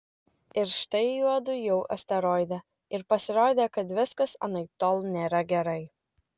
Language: Lithuanian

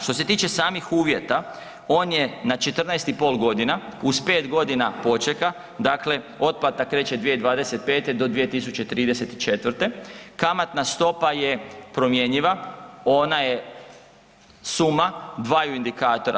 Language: Croatian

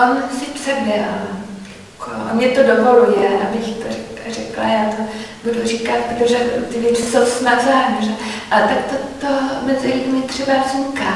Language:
Czech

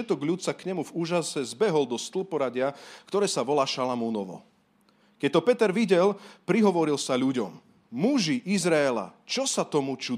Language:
Slovak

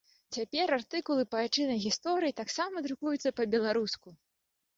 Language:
Belarusian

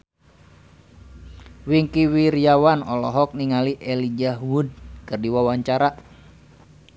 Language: Sundanese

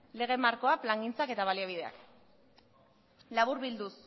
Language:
Basque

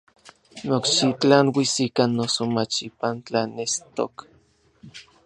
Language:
Orizaba Nahuatl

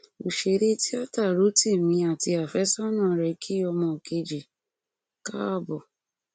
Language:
Yoruba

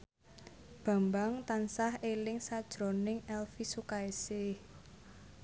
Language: Javanese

